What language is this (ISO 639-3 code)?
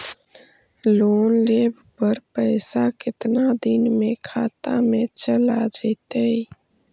mag